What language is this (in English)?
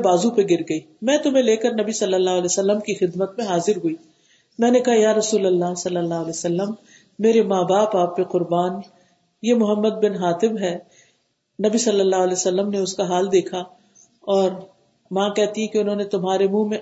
Urdu